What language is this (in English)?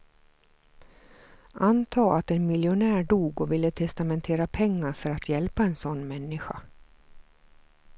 Swedish